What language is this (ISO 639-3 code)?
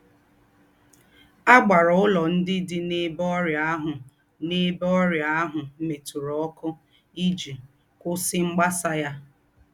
ibo